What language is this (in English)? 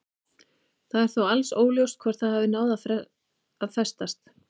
Icelandic